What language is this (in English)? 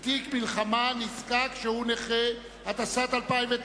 Hebrew